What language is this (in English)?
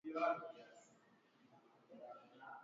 Swahili